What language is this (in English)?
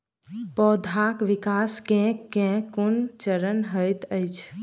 Maithili